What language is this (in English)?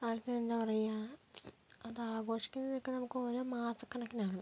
Malayalam